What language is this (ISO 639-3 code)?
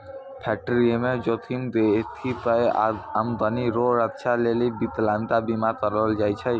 mai